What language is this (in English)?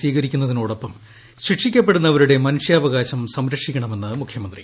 Malayalam